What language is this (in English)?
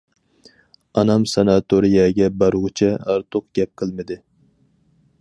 Uyghur